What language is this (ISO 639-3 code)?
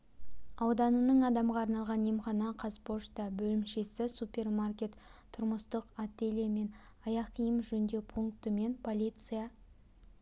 kaz